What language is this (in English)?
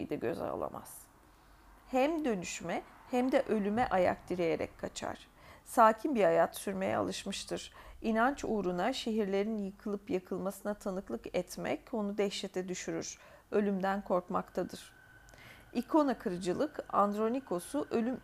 Turkish